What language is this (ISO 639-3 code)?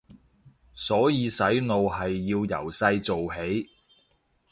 yue